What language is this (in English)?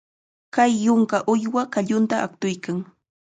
Chiquián Ancash Quechua